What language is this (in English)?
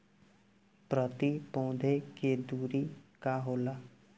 Bhojpuri